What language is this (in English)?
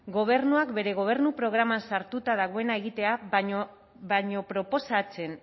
Basque